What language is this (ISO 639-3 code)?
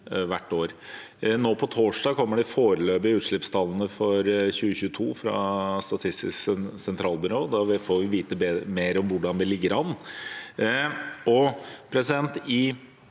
nor